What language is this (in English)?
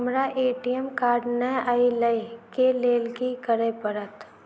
Maithili